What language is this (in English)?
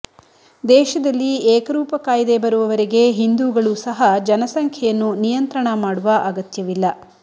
Kannada